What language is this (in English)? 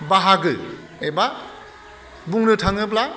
Bodo